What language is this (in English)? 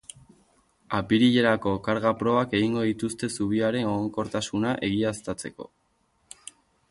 Basque